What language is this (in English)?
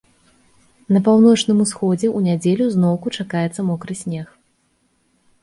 Belarusian